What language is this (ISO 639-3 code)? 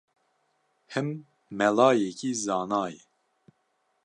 kur